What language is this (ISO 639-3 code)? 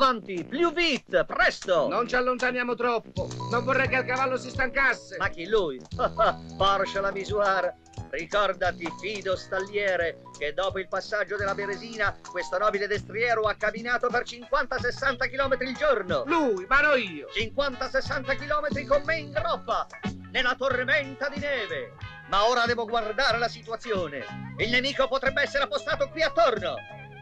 ita